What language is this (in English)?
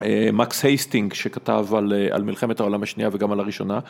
Hebrew